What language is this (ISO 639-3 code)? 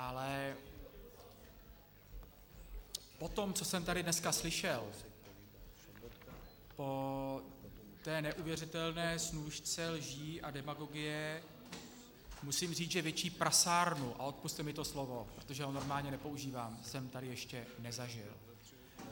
ces